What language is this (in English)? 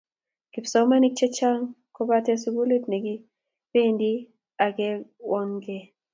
Kalenjin